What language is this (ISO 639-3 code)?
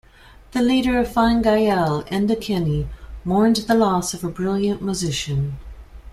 eng